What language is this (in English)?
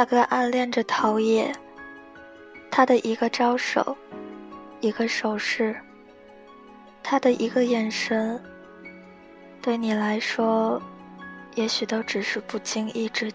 Chinese